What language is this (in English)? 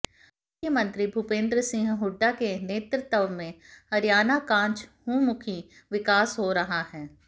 Hindi